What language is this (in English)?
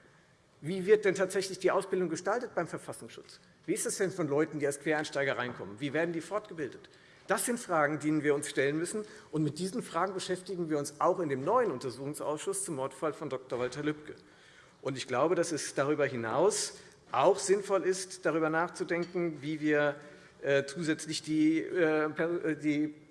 German